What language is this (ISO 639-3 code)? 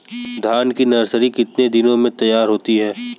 hin